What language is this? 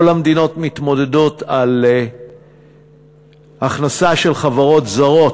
Hebrew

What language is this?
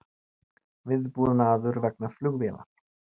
Icelandic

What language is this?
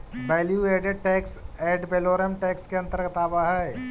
Magahi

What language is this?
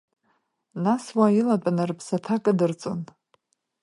Abkhazian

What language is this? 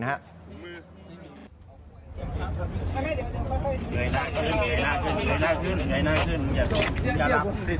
Thai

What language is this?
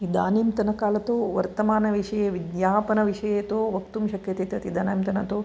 Sanskrit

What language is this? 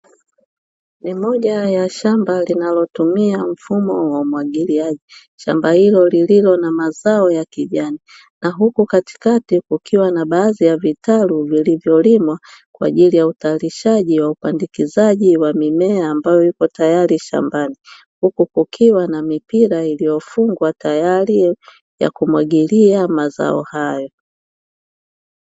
Swahili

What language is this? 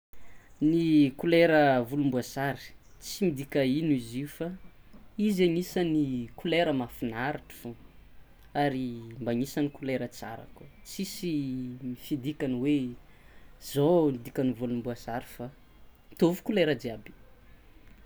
Tsimihety Malagasy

